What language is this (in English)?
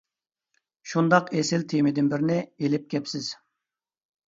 Uyghur